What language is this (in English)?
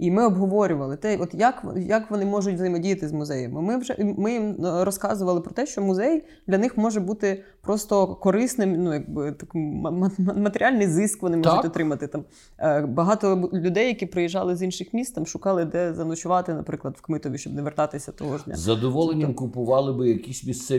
Ukrainian